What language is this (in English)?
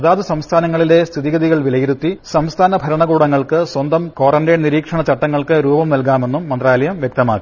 Malayalam